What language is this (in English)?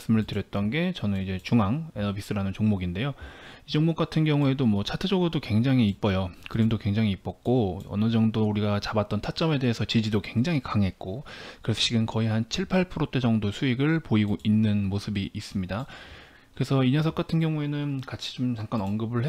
Korean